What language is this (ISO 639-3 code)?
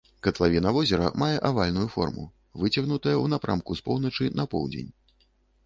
bel